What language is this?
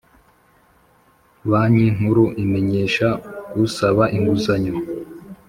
Kinyarwanda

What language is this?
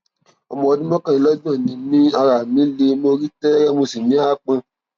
Yoruba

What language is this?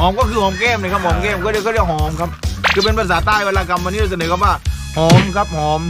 Thai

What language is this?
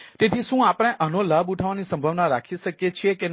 Gujarati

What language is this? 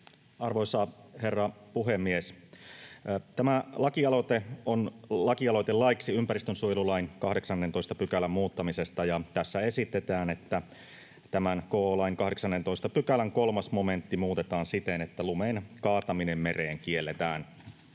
Finnish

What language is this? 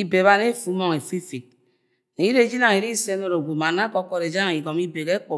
Agwagwune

